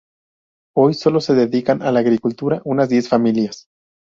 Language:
Spanish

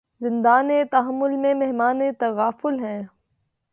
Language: Urdu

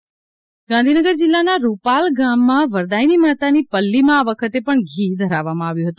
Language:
Gujarati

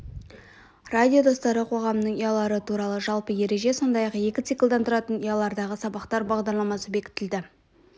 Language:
Kazakh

